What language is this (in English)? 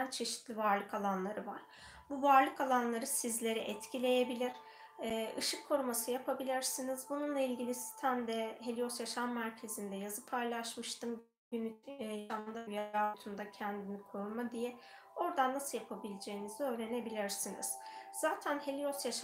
Turkish